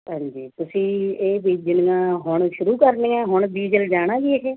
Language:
Punjabi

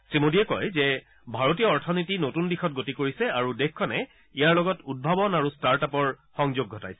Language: Assamese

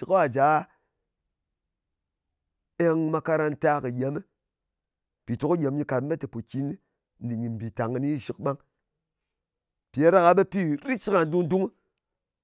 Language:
Ngas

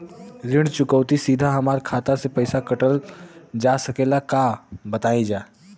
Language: Bhojpuri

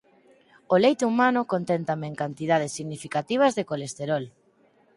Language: Galician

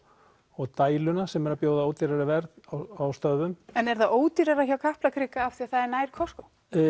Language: Icelandic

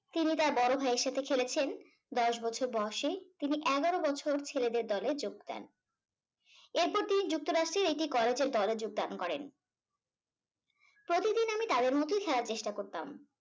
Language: Bangla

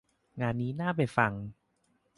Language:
Thai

